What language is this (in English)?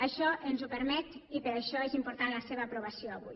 Catalan